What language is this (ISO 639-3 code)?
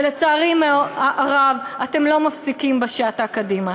heb